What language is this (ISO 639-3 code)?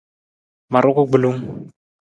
nmz